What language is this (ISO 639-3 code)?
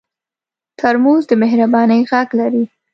pus